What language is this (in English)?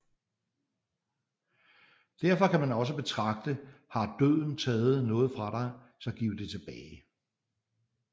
Danish